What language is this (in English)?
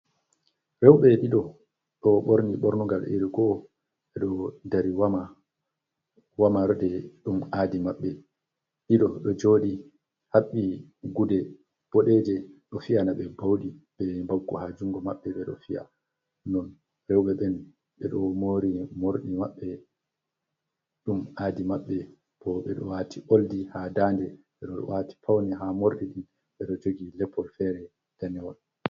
Fula